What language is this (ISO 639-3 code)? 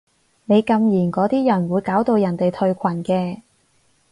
yue